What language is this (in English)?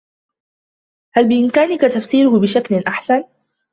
Arabic